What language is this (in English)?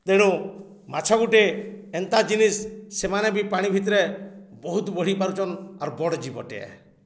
Odia